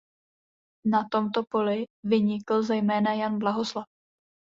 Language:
Czech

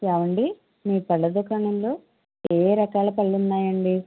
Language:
Telugu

